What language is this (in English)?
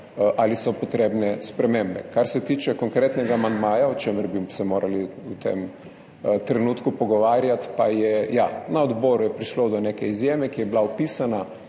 Slovenian